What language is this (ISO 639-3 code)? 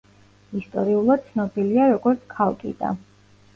kat